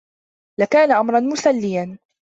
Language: Arabic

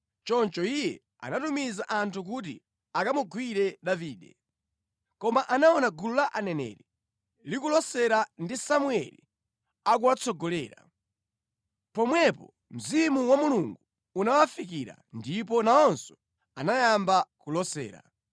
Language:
Nyanja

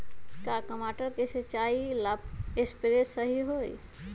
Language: Magahi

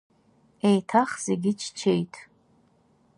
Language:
Abkhazian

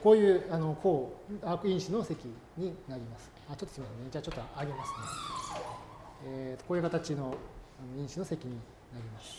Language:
Japanese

